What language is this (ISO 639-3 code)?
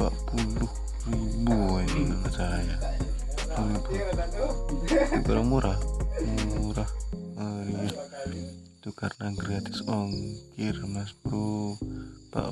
ind